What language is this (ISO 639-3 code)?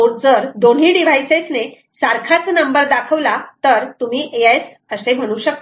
mar